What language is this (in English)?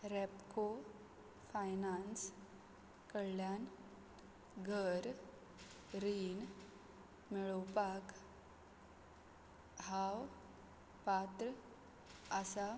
Konkani